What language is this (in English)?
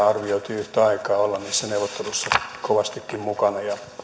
Finnish